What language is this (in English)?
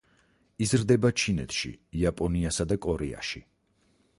Georgian